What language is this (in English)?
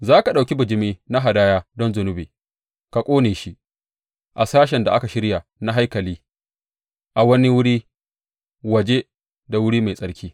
Hausa